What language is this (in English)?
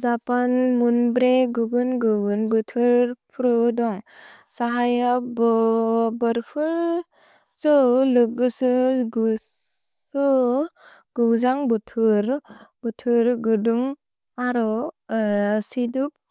Bodo